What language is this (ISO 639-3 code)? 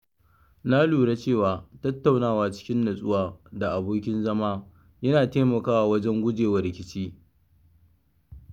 hau